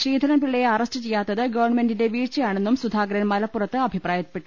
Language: Malayalam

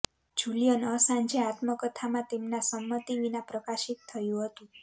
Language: Gujarati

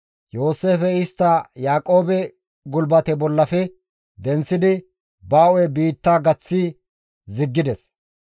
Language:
Gamo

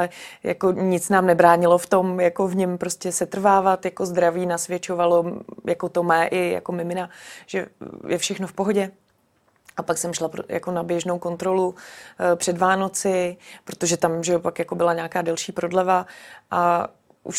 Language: Czech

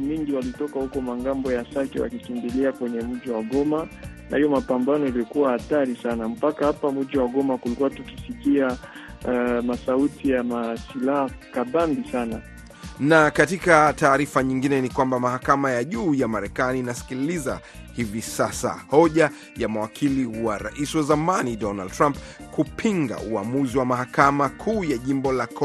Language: Swahili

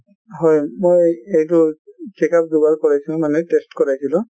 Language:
Assamese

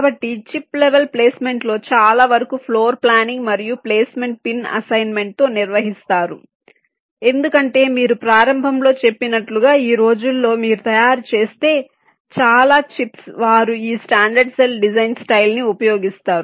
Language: Telugu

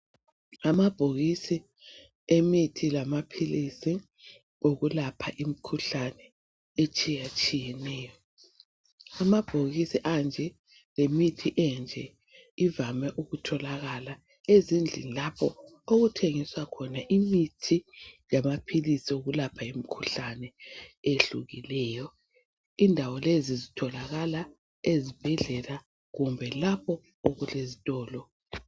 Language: North Ndebele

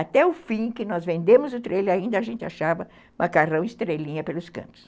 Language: Portuguese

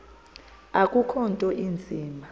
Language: Xhosa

